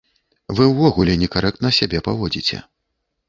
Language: Belarusian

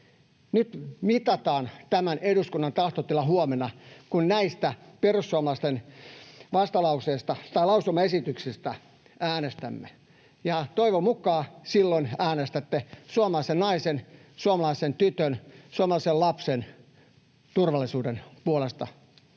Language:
Finnish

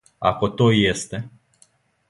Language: Serbian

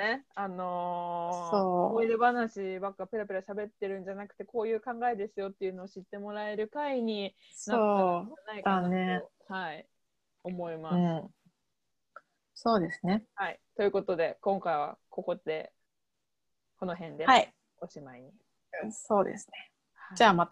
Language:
Japanese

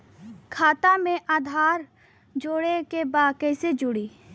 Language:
Bhojpuri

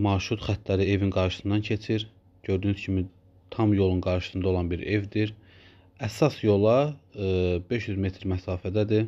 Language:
Turkish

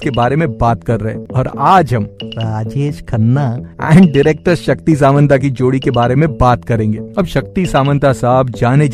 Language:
Hindi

